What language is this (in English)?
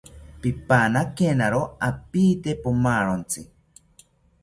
South Ucayali Ashéninka